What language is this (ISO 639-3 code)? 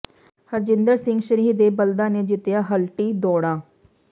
pan